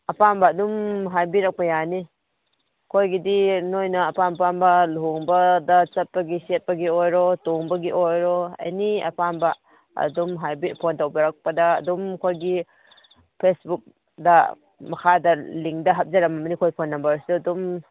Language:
Manipuri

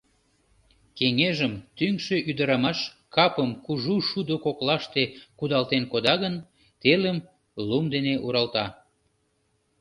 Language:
Mari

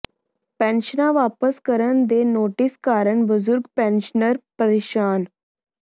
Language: Punjabi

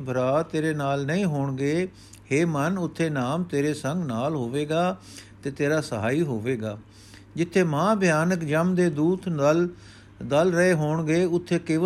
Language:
Punjabi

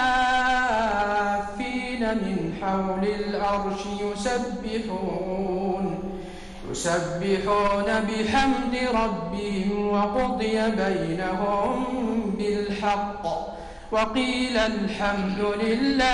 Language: Arabic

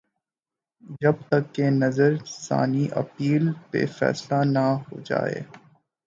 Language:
Urdu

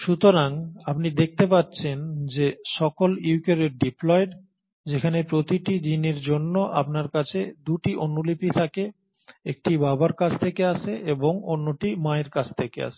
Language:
Bangla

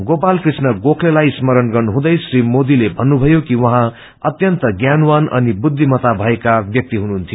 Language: Nepali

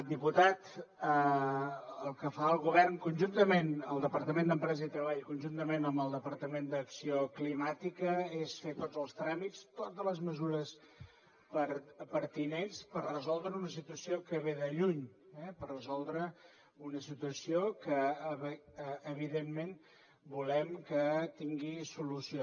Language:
Catalan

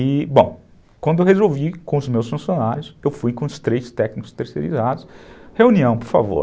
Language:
Portuguese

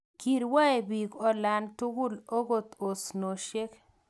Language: Kalenjin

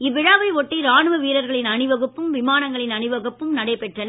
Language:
Tamil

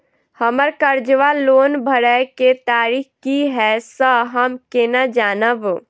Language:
Maithili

